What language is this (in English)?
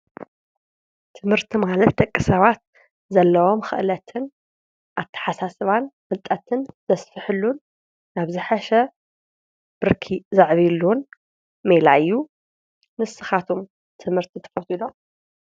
Tigrinya